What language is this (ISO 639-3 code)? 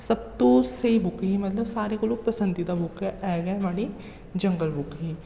doi